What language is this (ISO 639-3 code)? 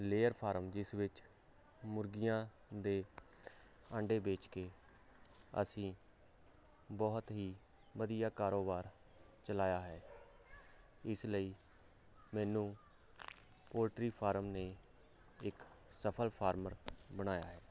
pan